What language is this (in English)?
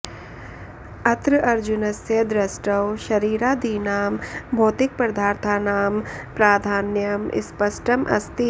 Sanskrit